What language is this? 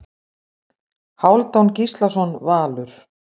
Icelandic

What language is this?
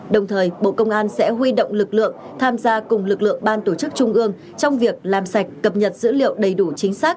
Vietnamese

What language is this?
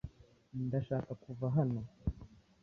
Kinyarwanda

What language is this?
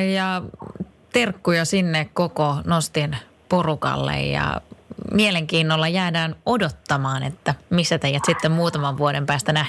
Finnish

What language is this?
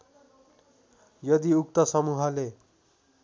Nepali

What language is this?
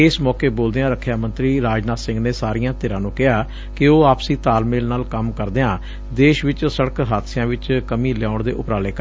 Punjabi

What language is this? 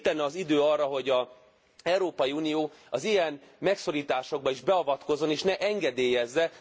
Hungarian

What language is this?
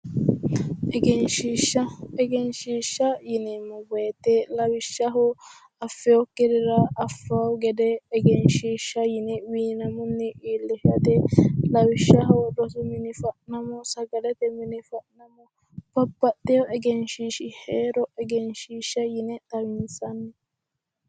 Sidamo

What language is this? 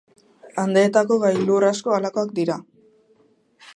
Basque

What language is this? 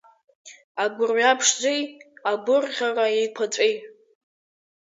Abkhazian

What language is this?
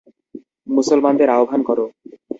Bangla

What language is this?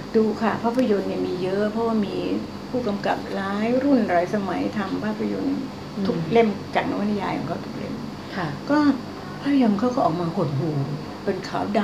Thai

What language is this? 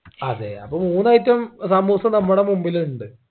Malayalam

